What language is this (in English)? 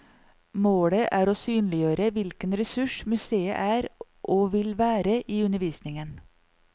Norwegian